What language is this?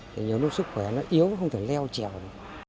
Vietnamese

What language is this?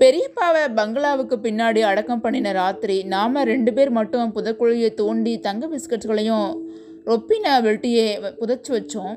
Tamil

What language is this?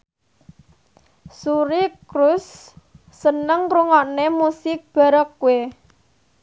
Javanese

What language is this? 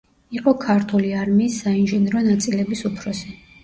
Georgian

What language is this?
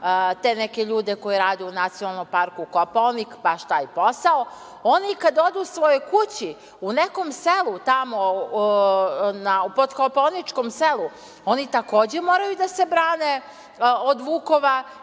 Serbian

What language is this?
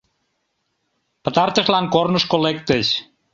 Mari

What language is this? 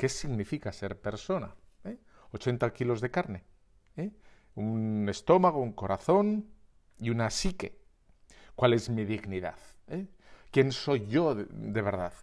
Spanish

